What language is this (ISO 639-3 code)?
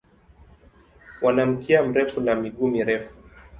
swa